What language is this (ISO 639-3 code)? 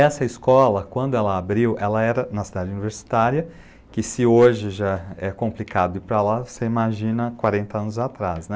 por